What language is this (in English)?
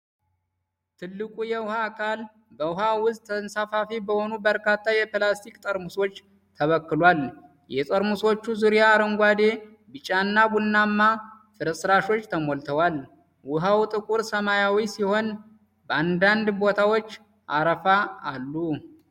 Amharic